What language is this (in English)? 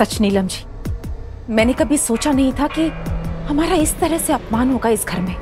Hindi